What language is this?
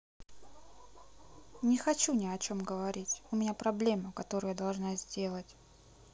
Russian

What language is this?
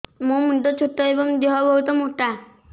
Odia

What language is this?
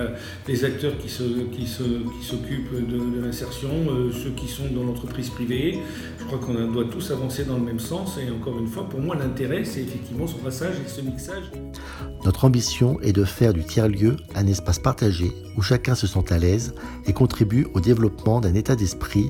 French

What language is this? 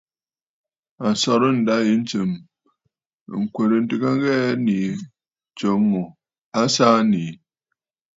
Bafut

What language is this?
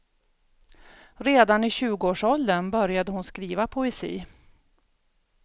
Swedish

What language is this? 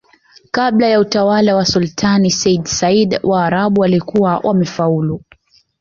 Swahili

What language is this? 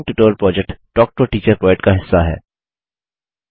Hindi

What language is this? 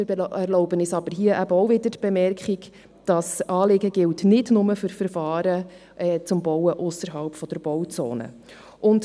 Swiss German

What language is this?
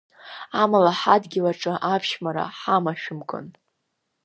Abkhazian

